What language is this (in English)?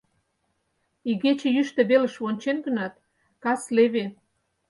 Mari